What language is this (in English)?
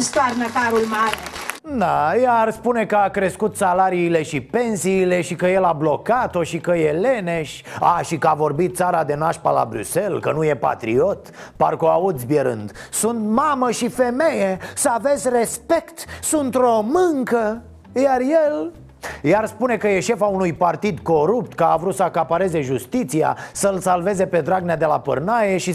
Romanian